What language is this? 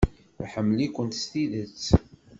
Kabyle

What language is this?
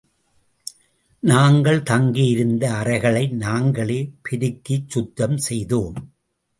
Tamil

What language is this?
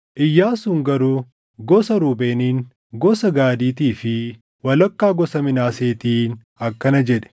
Oromo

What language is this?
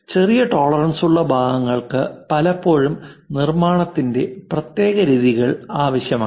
Malayalam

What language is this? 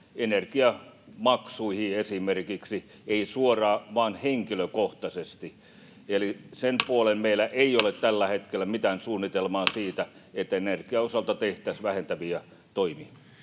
Finnish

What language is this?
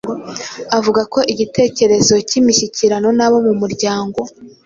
Kinyarwanda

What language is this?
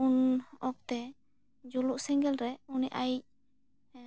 Santali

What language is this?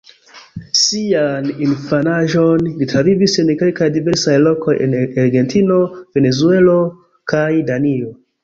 Esperanto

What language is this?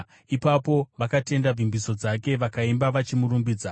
Shona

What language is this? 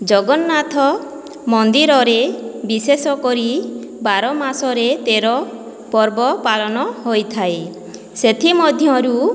Odia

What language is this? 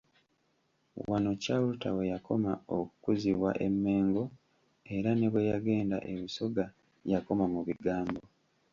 Ganda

